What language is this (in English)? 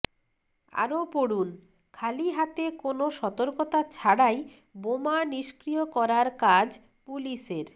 Bangla